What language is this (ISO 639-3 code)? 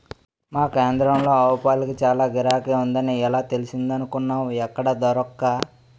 tel